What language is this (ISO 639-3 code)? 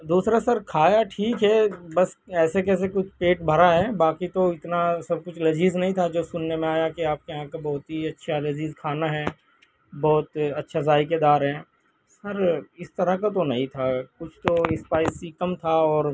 urd